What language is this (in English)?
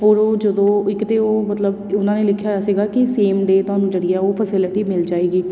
Punjabi